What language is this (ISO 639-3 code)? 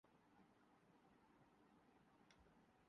urd